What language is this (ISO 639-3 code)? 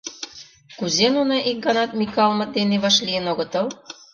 chm